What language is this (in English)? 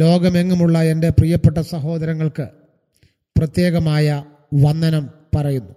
Malayalam